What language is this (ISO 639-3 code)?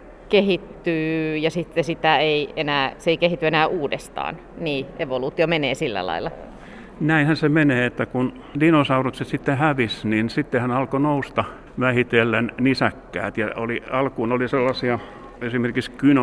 fin